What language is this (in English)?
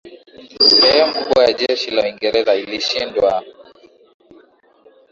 Swahili